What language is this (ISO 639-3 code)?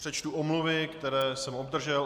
ces